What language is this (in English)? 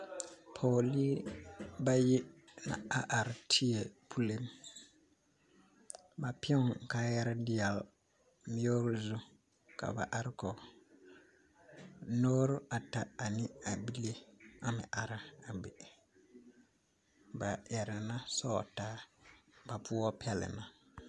Southern Dagaare